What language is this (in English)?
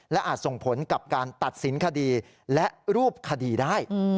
Thai